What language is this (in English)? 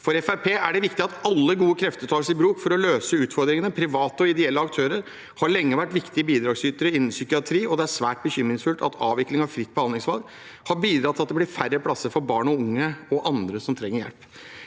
Norwegian